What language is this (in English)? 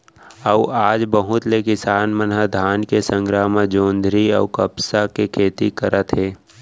Chhattisgarhi